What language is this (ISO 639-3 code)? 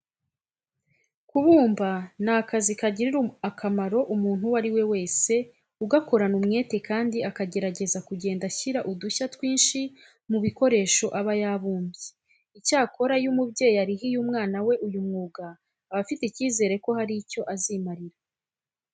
kin